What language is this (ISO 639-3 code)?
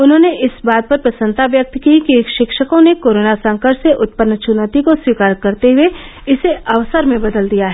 hin